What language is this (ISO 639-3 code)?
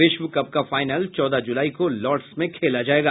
hin